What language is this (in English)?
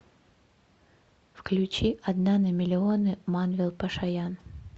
Russian